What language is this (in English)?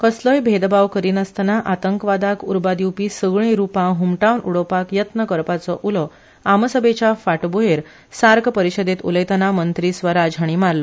Konkani